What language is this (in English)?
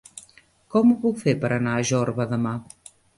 Catalan